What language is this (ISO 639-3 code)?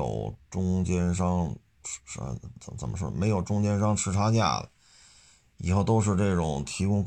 zho